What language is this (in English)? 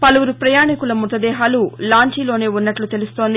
Telugu